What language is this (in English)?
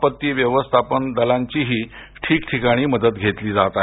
Marathi